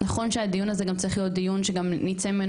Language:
Hebrew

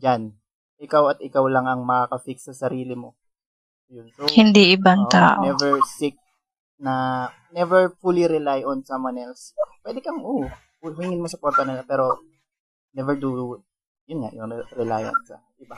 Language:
Filipino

